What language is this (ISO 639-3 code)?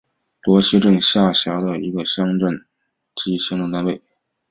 zho